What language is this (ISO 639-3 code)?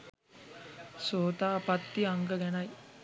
sin